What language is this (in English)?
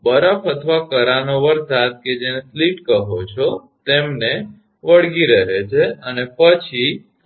Gujarati